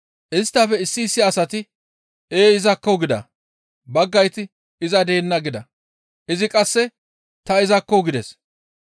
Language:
Gamo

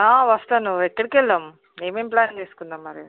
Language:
Telugu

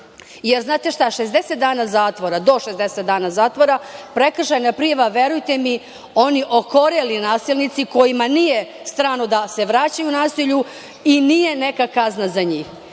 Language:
Serbian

